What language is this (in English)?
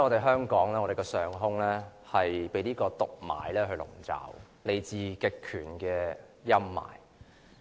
Cantonese